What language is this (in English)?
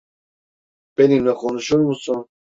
Turkish